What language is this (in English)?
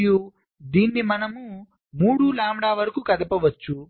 Telugu